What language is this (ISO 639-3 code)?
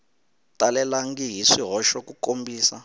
tso